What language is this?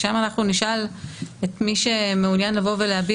Hebrew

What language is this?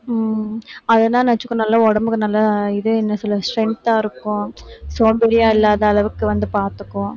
Tamil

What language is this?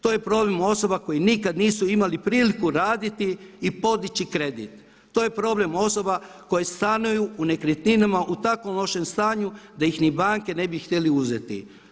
Croatian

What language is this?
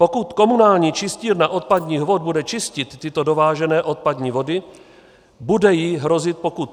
Czech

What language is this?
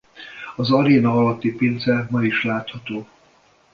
Hungarian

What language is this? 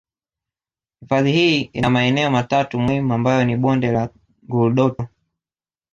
Swahili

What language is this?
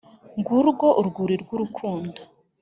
Kinyarwanda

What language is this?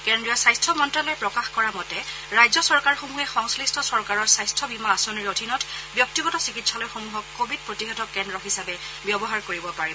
Assamese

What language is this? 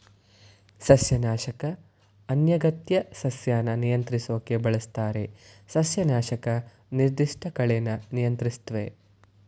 Kannada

